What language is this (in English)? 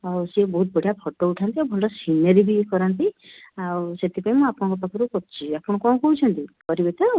Odia